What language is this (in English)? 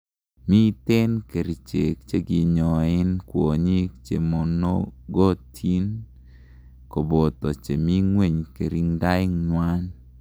Kalenjin